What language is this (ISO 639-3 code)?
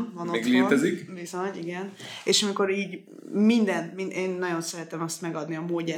hun